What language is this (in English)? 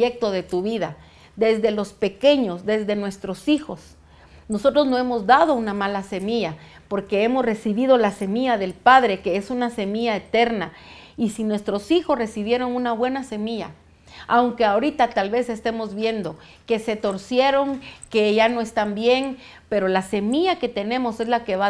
Spanish